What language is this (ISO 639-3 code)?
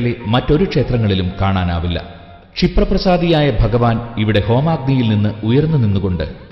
mal